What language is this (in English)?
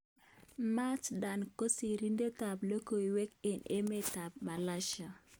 Kalenjin